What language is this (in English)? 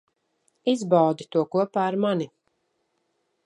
Latvian